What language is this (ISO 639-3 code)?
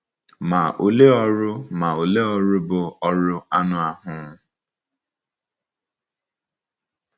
ibo